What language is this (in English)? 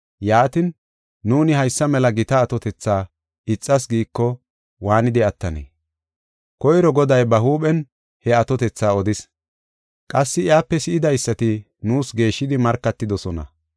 Gofa